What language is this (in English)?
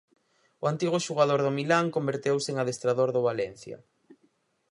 Galician